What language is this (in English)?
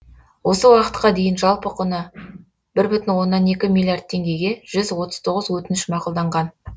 Kazakh